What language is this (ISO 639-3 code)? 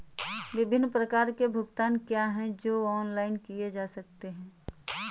hin